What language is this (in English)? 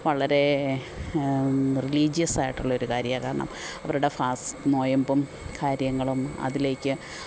Malayalam